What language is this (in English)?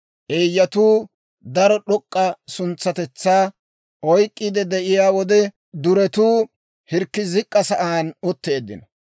Dawro